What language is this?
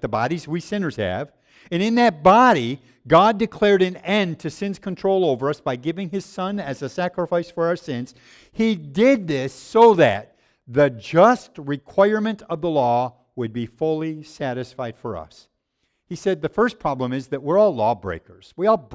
English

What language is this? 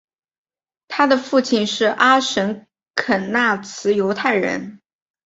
Chinese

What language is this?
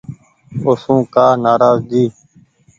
Goaria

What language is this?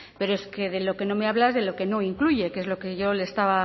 Spanish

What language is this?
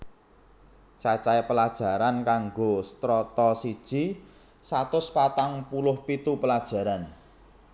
Javanese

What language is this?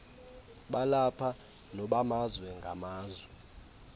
Xhosa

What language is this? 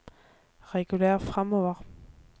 Norwegian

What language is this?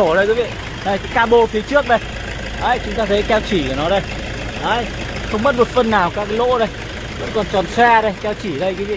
Vietnamese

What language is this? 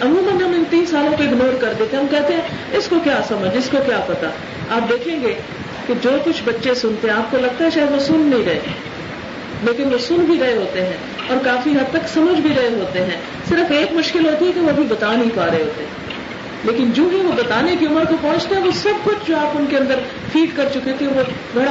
Urdu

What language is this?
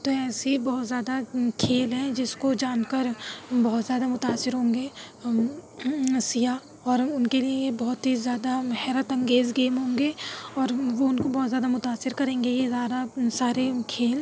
Urdu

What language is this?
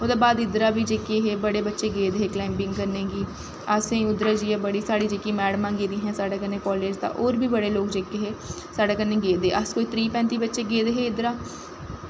Dogri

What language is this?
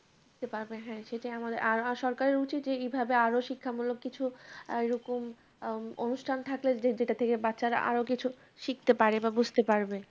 Bangla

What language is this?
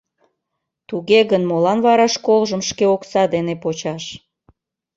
Mari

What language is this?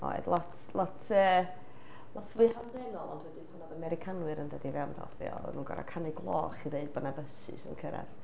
Welsh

